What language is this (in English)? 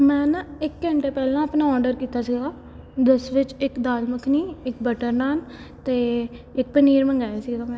Punjabi